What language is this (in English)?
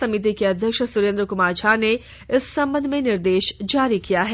Hindi